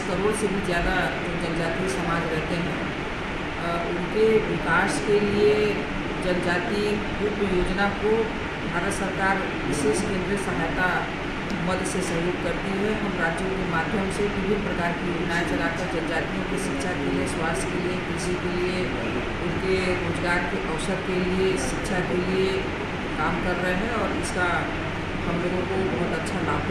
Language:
Hindi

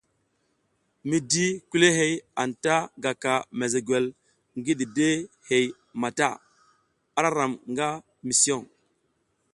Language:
South Giziga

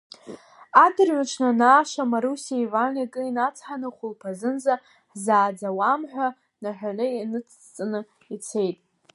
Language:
Abkhazian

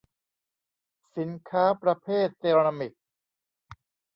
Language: Thai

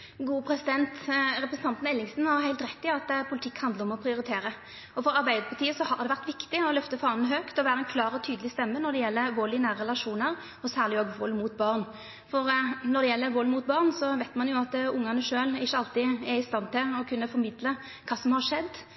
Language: Norwegian Nynorsk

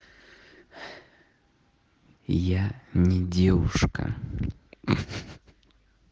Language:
Russian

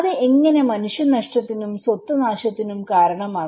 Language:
Malayalam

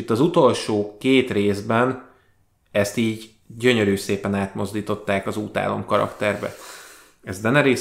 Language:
Hungarian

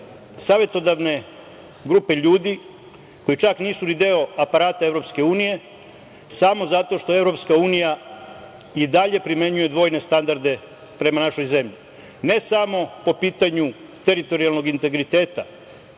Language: Serbian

